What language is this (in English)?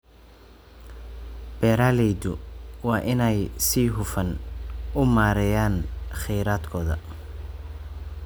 Somali